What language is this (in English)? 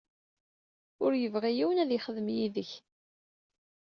Kabyle